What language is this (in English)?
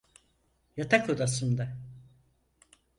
Turkish